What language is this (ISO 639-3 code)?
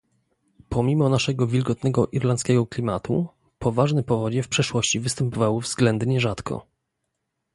pol